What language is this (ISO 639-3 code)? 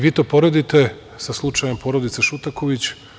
srp